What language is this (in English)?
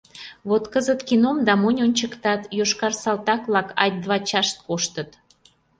Mari